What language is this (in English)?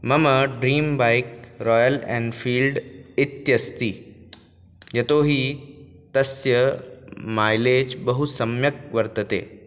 Sanskrit